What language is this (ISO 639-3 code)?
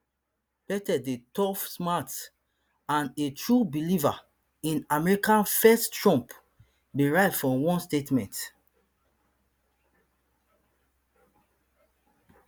pcm